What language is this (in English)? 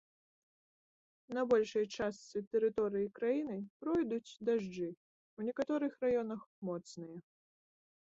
Belarusian